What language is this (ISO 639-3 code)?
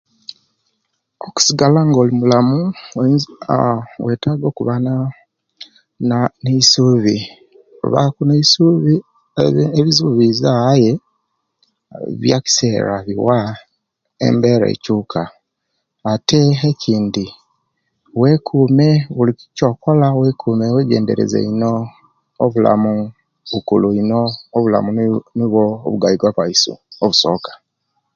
lke